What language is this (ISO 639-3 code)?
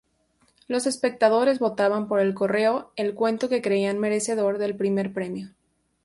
spa